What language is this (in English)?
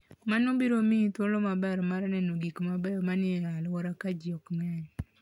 Luo (Kenya and Tanzania)